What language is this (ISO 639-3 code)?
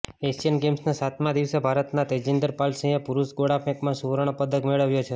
guj